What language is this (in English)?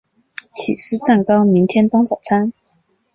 Chinese